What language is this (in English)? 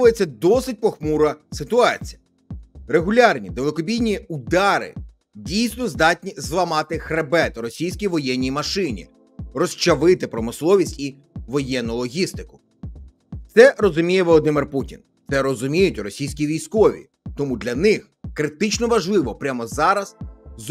Ukrainian